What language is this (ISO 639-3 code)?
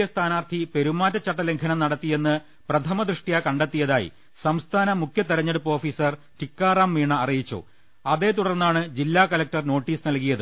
mal